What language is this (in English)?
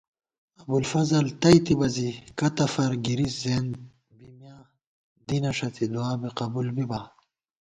Gawar-Bati